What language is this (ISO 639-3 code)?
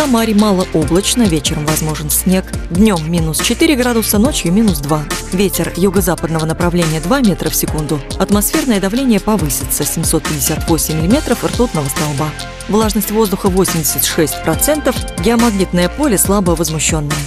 rus